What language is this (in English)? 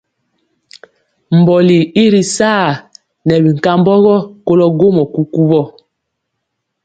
Mpiemo